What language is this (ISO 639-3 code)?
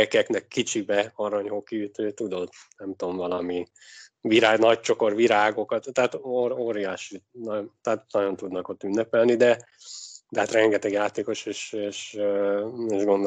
hun